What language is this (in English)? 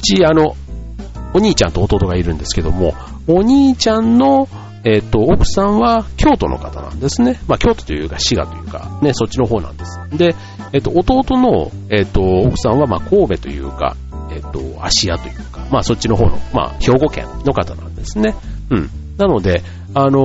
Japanese